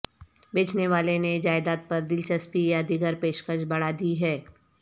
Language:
Urdu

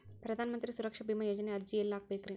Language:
Kannada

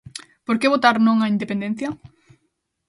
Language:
Galician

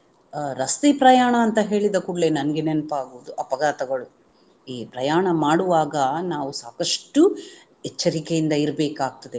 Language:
Kannada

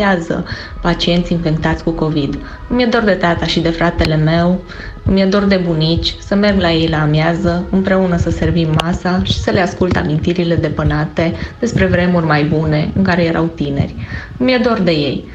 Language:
Romanian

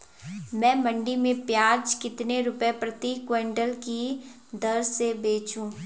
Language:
Hindi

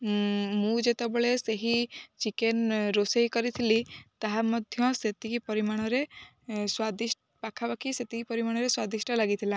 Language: Odia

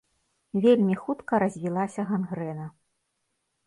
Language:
Belarusian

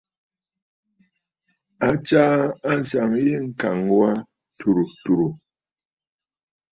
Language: Bafut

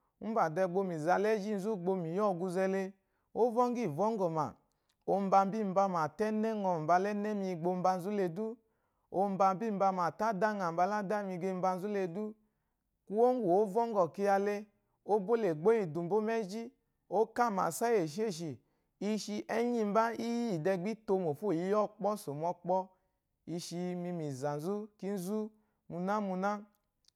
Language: Eloyi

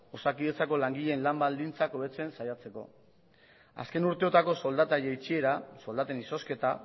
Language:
Basque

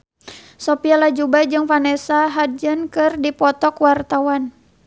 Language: Sundanese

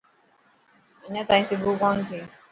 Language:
Dhatki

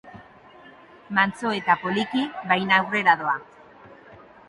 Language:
Basque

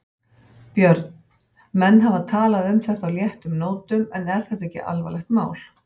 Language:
Icelandic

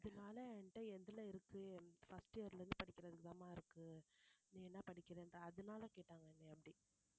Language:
Tamil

